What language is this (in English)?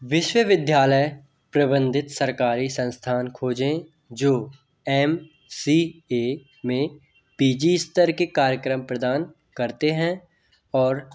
Hindi